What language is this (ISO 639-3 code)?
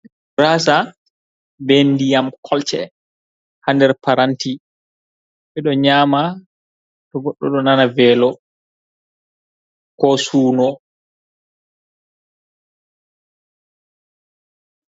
ful